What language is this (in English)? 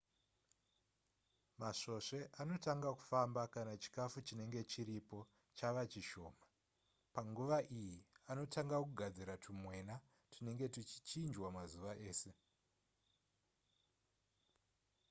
Shona